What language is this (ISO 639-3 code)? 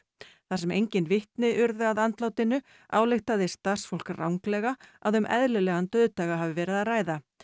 isl